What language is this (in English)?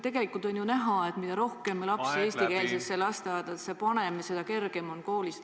Estonian